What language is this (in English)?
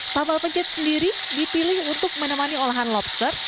Indonesian